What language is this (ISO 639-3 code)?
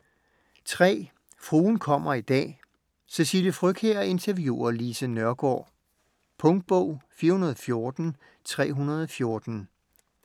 dan